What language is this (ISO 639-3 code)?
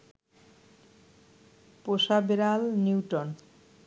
ben